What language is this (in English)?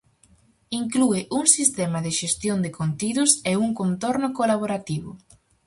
Galician